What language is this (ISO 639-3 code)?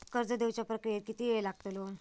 mar